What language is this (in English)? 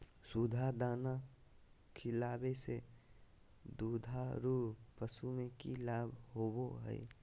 Magahi